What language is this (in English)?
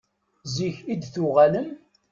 Kabyle